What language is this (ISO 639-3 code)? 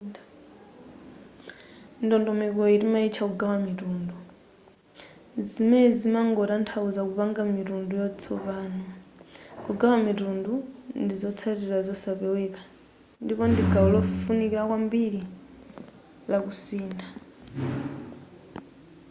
nya